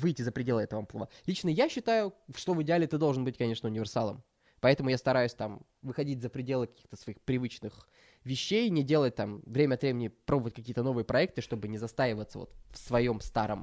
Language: Russian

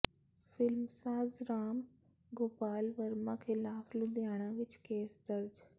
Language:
Punjabi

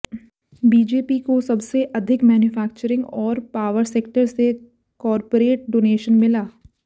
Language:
Hindi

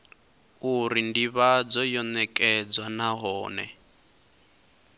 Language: Venda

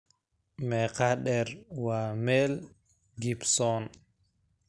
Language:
Somali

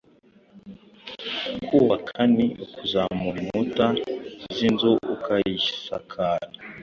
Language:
Kinyarwanda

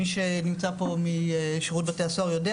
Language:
Hebrew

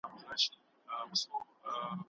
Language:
Pashto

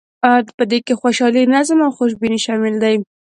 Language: Pashto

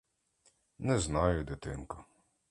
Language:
Ukrainian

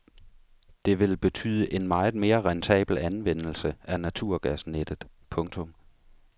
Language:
Danish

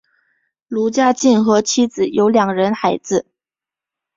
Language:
Chinese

